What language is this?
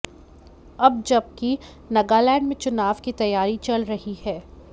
Hindi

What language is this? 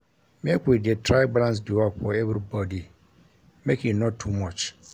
Nigerian Pidgin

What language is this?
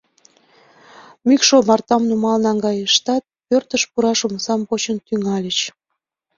Mari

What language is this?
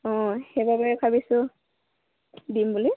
Assamese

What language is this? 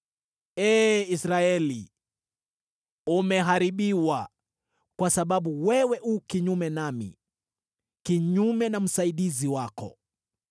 Swahili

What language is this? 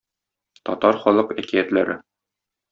Tatar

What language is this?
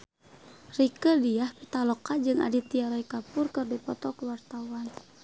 Sundanese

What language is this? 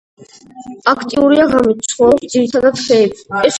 Georgian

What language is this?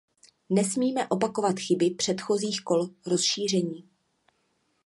Czech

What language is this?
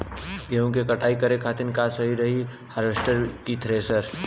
Bhojpuri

